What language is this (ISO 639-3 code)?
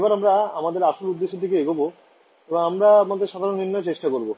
ben